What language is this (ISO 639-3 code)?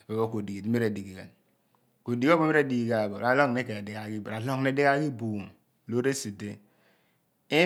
abn